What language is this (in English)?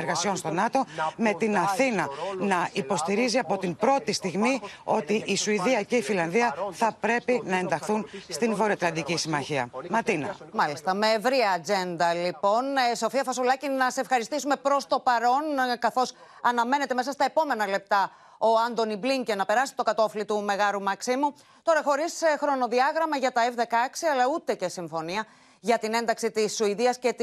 Greek